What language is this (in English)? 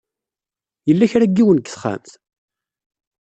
Kabyle